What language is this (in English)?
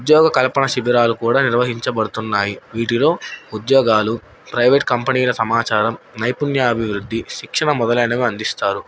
Telugu